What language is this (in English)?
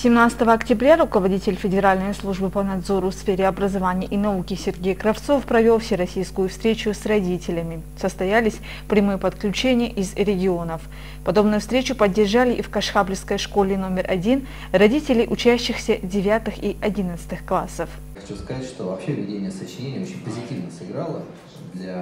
Russian